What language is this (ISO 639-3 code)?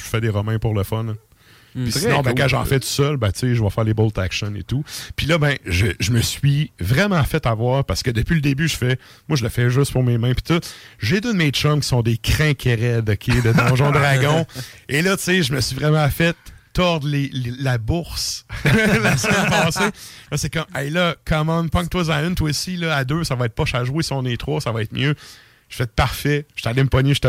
fra